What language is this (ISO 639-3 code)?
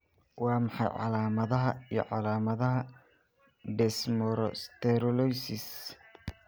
som